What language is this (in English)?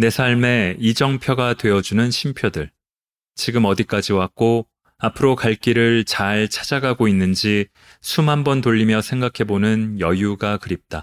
Korean